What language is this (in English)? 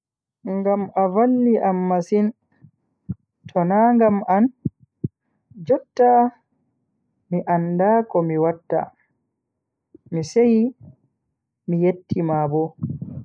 Bagirmi Fulfulde